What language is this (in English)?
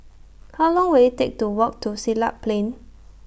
English